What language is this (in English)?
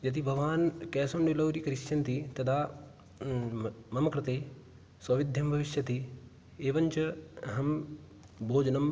Sanskrit